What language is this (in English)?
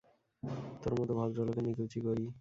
Bangla